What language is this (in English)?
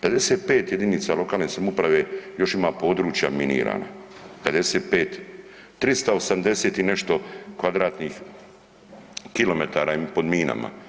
Croatian